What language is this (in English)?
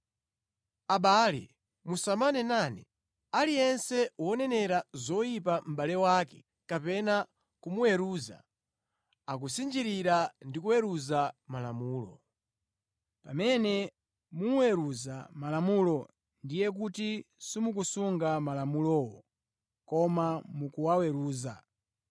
Nyanja